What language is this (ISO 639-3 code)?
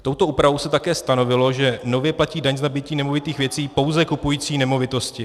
ces